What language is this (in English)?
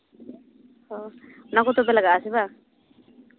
Santali